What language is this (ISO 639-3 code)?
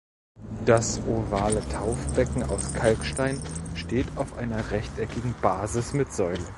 deu